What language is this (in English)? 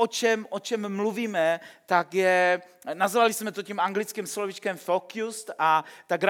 Czech